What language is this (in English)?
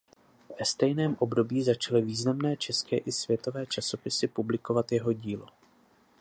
Czech